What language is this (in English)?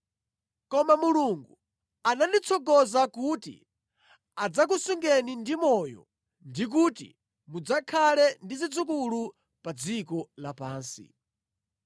Nyanja